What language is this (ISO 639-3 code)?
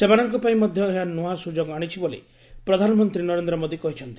ori